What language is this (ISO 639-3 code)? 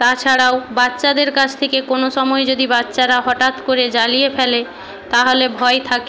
ben